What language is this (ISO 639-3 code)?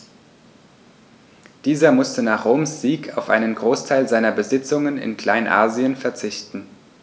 deu